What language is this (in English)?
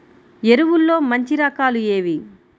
Telugu